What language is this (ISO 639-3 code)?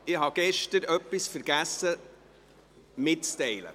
gsw